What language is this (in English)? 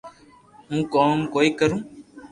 Loarki